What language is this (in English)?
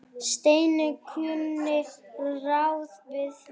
Icelandic